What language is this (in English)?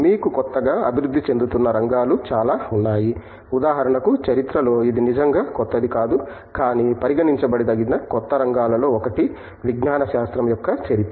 Telugu